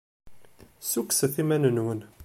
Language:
Kabyle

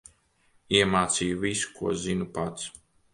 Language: Latvian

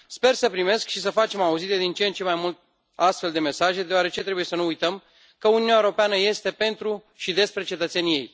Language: Romanian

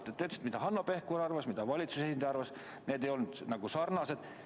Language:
Estonian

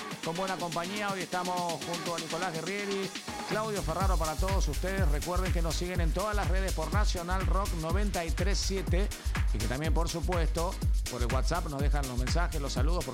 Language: Spanish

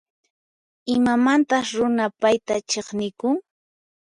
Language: Puno Quechua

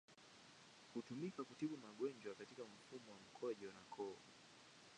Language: Swahili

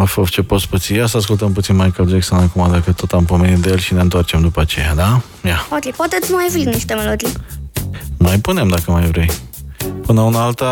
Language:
Romanian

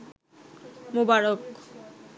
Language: Bangla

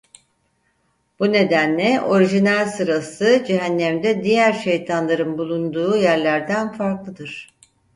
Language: Turkish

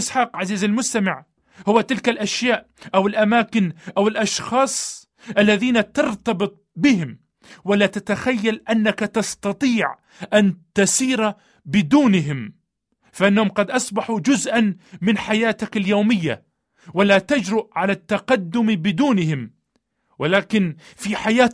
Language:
Arabic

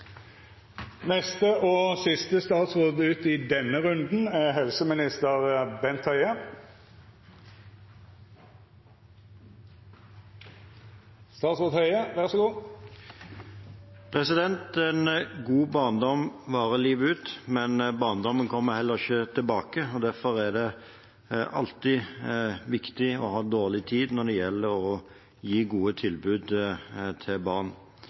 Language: Norwegian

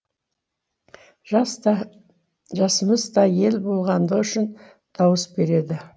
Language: Kazakh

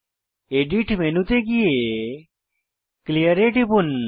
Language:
Bangla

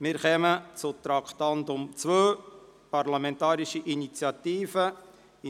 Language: Swiss German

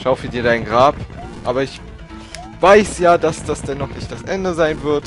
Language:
German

